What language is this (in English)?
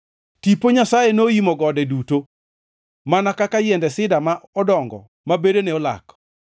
Luo (Kenya and Tanzania)